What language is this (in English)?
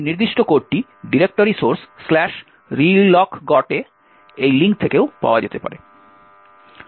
Bangla